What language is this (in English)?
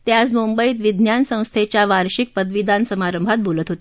Marathi